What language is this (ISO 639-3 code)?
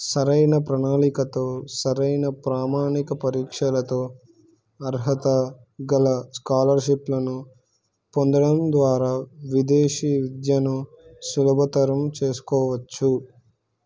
tel